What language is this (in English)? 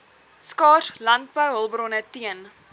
Afrikaans